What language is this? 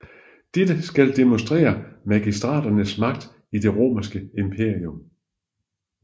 Danish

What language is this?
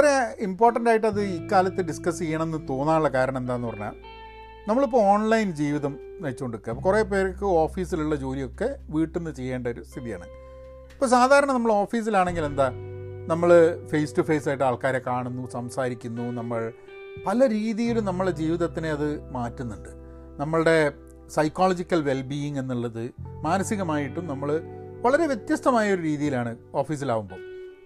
Malayalam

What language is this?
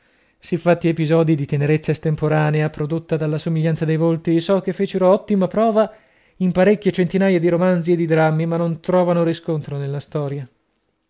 Italian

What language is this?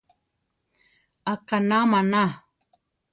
Central Tarahumara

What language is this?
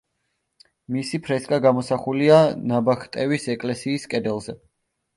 Georgian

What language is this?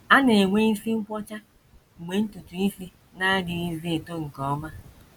Igbo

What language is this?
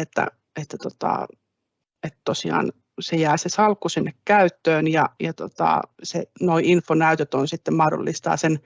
Finnish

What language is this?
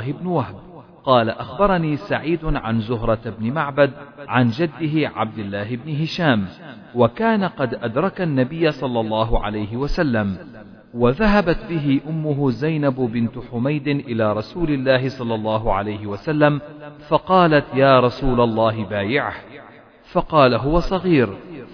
Arabic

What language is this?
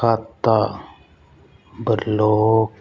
Punjabi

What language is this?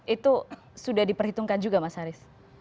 Indonesian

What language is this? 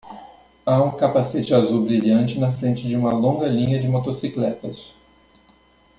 Portuguese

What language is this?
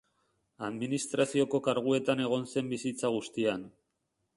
Basque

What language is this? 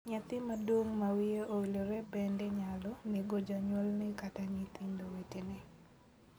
Luo (Kenya and Tanzania)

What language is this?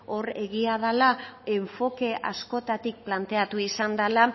Basque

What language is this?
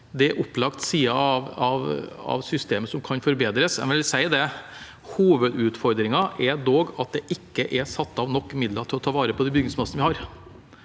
Norwegian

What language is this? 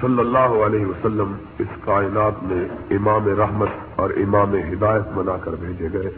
Urdu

